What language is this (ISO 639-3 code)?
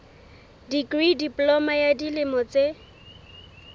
sot